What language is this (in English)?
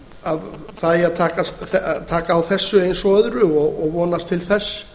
Icelandic